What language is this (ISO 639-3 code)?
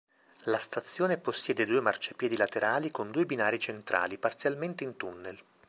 ita